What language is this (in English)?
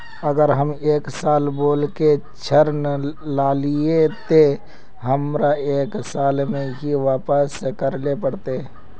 Magahi